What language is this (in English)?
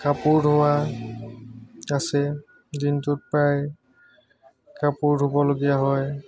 Assamese